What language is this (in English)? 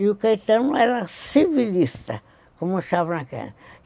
Portuguese